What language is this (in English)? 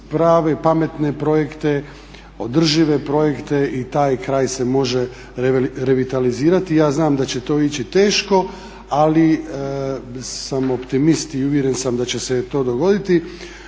Croatian